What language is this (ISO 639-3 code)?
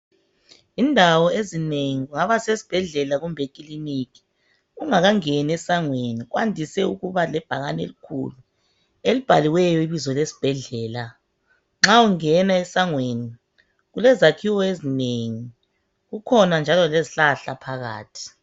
nde